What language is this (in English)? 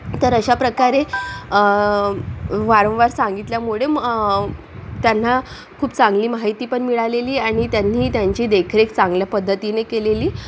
Marathi